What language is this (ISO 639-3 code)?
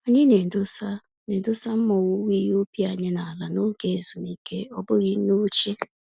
ibo